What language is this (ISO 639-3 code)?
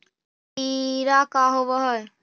mag